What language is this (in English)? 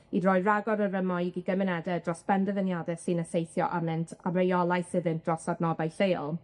Welsh